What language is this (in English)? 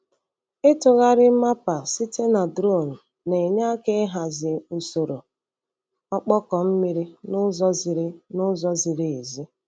Igbo